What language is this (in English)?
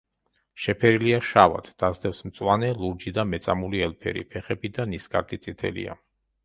Georgian